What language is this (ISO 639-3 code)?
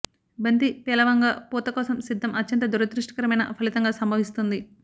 tel